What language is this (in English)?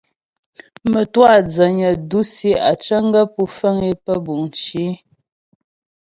Ghomala